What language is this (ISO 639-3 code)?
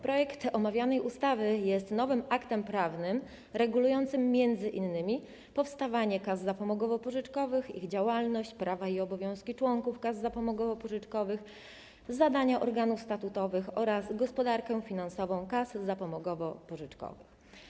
pol